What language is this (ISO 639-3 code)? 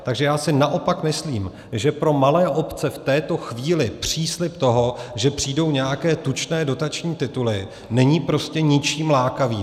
ces